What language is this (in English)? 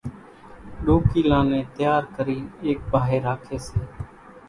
Kachi Koli